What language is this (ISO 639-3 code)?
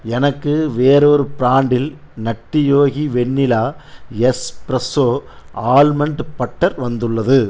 tam